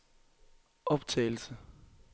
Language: Danish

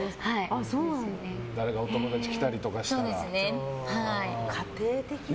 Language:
Japanese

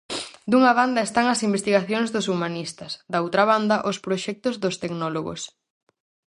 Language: Galician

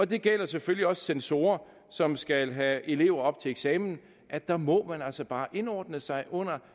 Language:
Danish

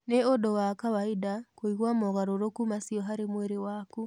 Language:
Kikuyu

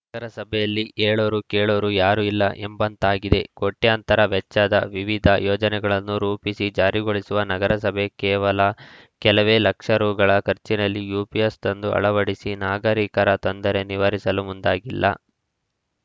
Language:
Kannada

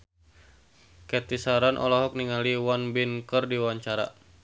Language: Sundanese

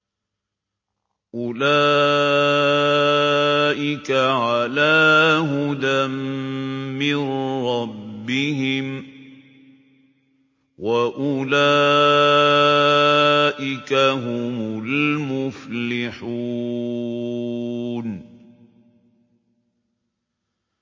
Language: Arabic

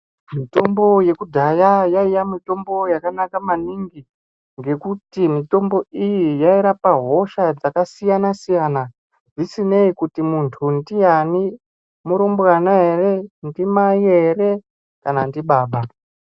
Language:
Ndau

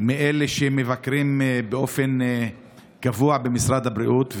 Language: Hebrew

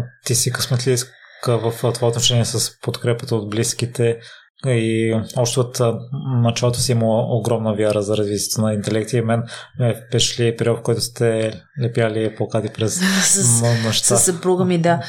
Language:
Bulgarian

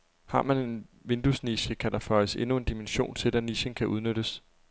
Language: Danish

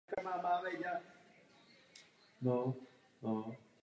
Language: Czech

